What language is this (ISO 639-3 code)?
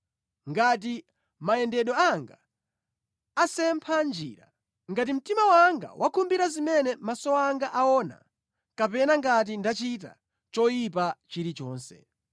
nya